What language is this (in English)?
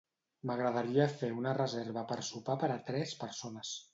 Catalan